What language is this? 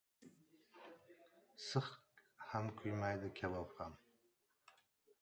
Uzbek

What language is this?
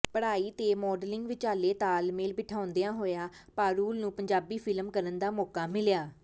Punjabi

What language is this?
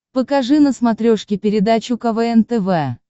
Russian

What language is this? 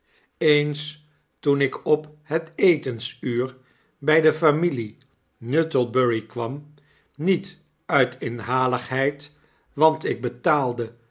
Dutch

